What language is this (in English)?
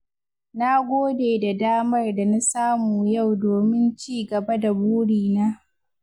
Hausa